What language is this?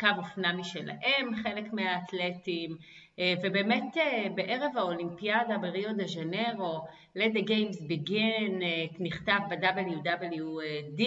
Hebrew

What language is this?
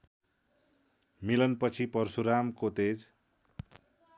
Nepali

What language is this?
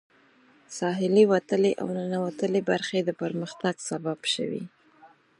Pashto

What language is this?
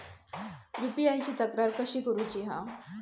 Marathi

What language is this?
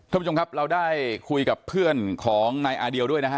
Thai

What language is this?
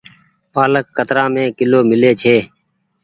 Goaria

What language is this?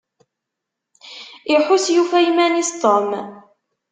Kabyle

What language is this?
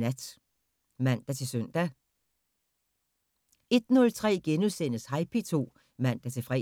Danish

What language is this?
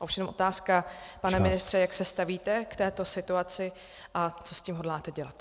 Czech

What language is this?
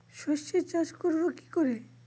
Bangla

